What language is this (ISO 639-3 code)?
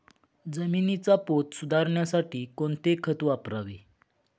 mar